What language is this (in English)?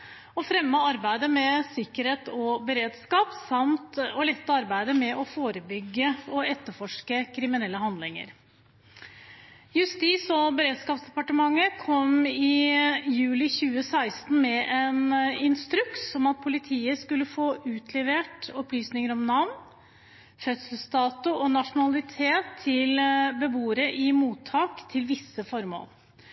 Norwegian Bokmål